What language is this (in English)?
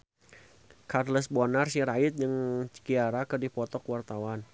Sundanese